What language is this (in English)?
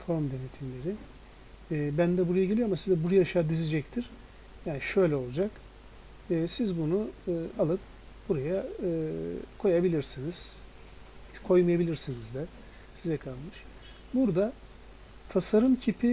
Turkish